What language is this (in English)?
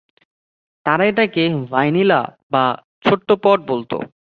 Bangla